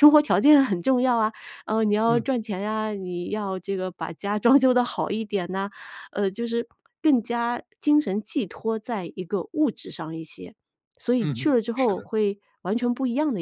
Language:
Chinese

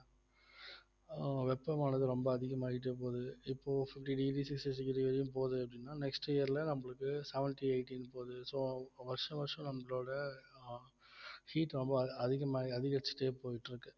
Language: Tamil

